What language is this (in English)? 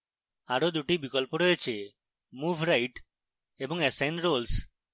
Bangla